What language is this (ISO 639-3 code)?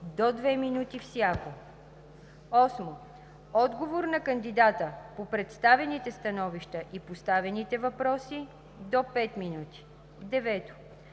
bul